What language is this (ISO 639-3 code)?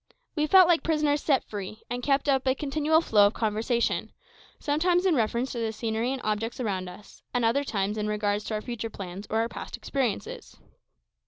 eng